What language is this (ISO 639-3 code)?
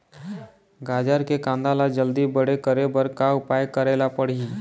hne